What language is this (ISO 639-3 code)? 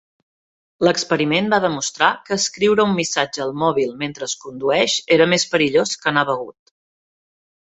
cat